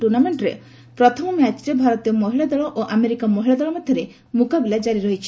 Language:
Odia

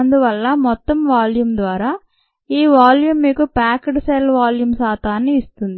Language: Telugu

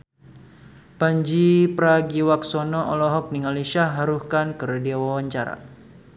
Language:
Sundanese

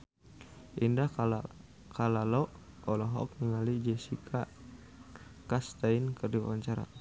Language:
Sundanese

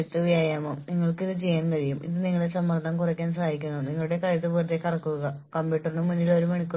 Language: Malayalam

